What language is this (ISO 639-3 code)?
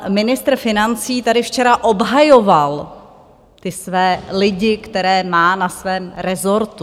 ces